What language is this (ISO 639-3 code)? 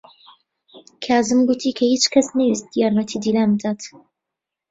ckb